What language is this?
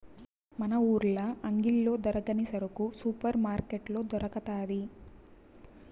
Telugu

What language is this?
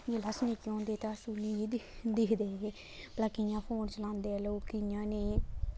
Dogri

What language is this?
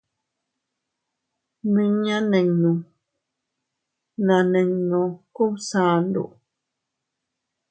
Teutila Cuicatec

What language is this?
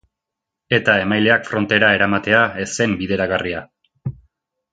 Basque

